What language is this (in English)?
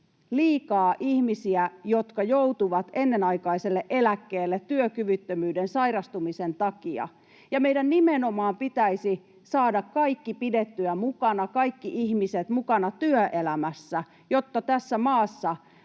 Finnish